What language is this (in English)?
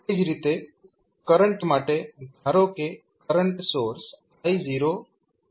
Gujarati